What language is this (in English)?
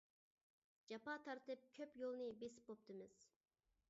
Uyghur